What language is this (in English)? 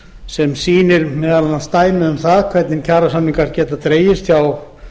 Icelandic